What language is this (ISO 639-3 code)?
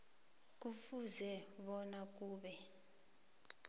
nbl